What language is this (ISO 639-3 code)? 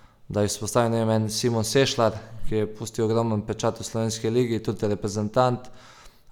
hrv